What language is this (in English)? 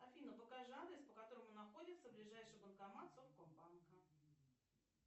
Russian